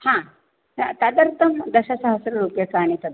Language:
Sanskrit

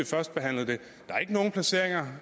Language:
Danish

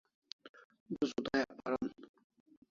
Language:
Kalasha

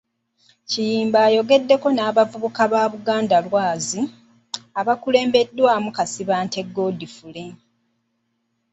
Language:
Ganda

